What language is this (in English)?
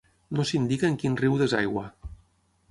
Catalan